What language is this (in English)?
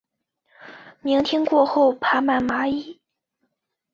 Chinese